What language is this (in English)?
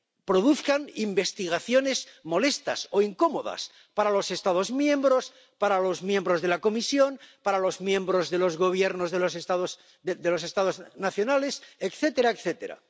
Spanish